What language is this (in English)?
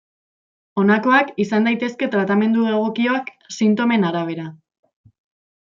Basque